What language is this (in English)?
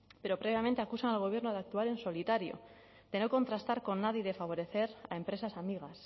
Spanish